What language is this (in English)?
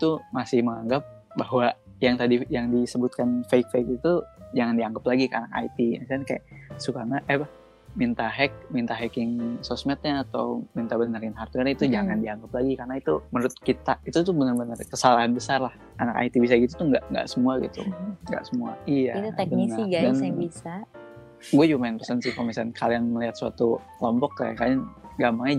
Indonesian